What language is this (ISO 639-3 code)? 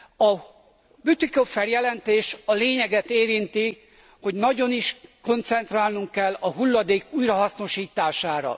hun